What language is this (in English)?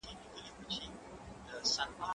Pashto